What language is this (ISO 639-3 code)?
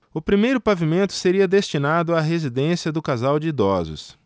por